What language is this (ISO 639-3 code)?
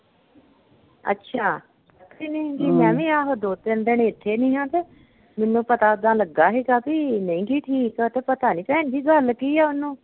pan